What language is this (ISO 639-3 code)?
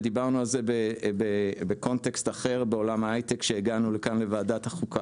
heb